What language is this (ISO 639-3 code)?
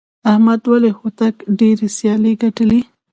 pus